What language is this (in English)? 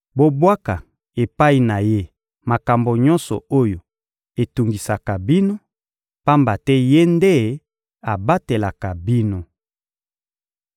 Lingala